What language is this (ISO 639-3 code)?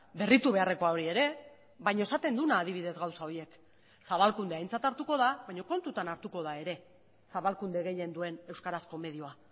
eus